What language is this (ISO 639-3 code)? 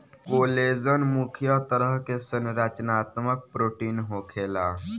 bho